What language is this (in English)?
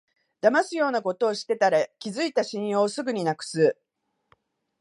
Japanese